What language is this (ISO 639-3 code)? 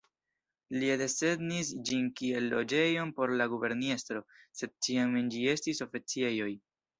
epo